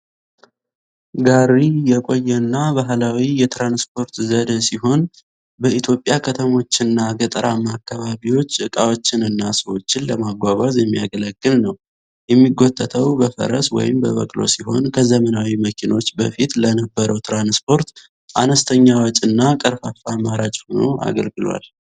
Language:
Amharic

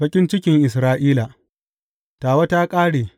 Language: Hausa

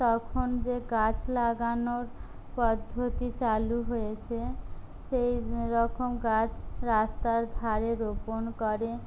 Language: Bangla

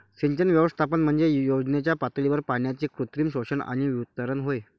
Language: Marathi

